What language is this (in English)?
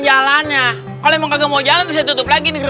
Indonesian